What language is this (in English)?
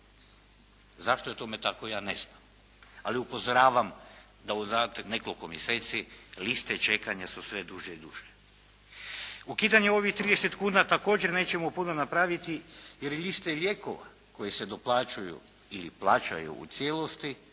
Croatian